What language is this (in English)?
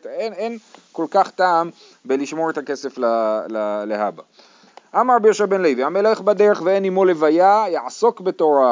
Hebrew